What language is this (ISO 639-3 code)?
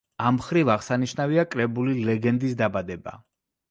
kat